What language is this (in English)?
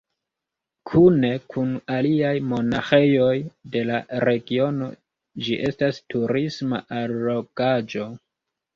Esperanto